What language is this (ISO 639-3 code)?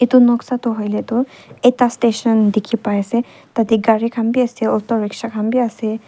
nag